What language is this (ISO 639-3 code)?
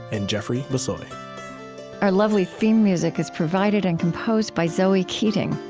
eng